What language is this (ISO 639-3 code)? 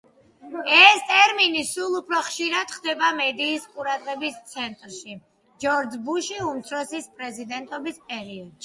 kat